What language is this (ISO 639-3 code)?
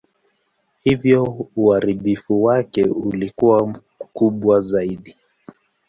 swa